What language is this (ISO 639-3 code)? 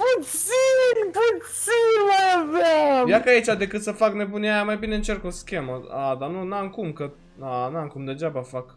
ron